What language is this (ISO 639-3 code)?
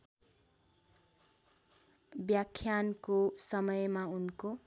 nep